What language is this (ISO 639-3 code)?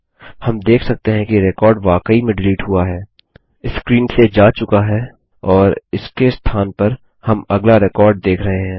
hin